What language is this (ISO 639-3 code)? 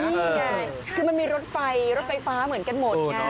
tha